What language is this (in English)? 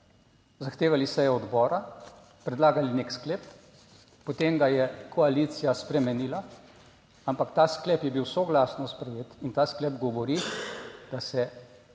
Slovenian